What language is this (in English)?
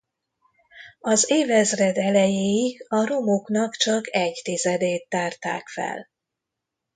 Hungarian